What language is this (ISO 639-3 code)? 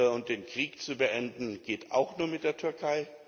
deu